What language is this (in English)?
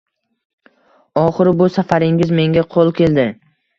Uzbek